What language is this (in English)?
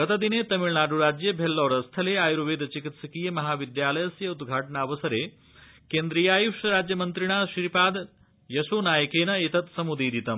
Sanskrit